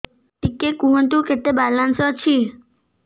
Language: Odia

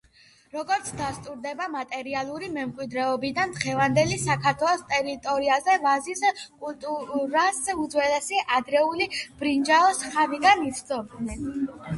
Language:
Georgian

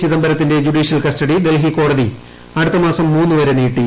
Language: Malayalam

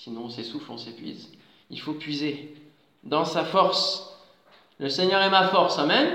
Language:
French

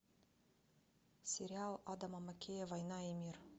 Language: Russian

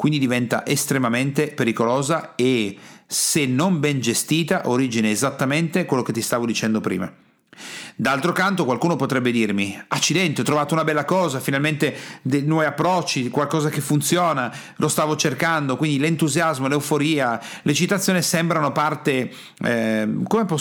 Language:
Italian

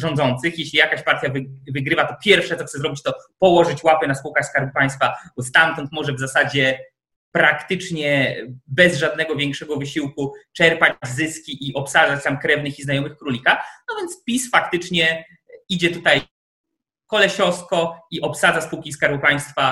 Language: Polish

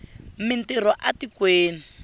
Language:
Tsonga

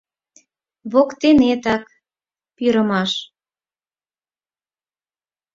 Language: Mari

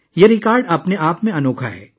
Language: Urdu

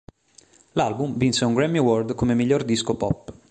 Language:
Italian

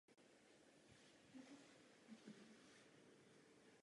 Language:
Czech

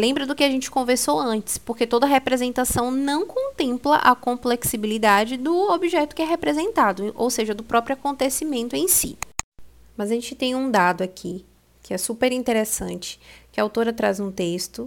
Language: Portuguese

